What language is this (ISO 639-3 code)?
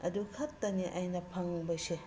mni